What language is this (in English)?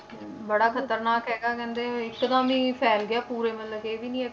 Punjabi